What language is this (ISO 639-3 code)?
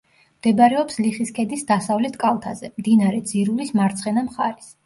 kat